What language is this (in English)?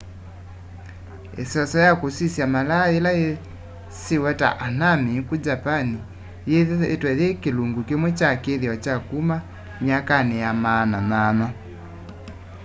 Kamba